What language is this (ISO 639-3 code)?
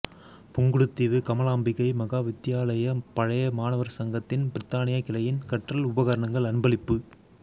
tam